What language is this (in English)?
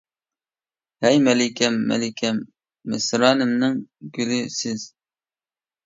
Uyghur